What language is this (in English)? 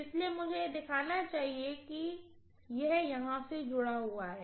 Hindi